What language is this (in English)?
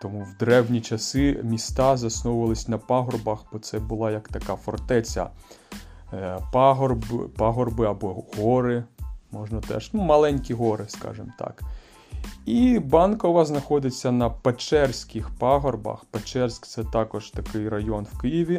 Ukrainian